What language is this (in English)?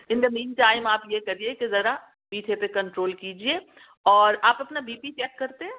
Urdu